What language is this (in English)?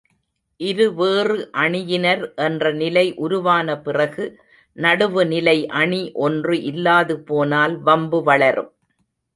Tamil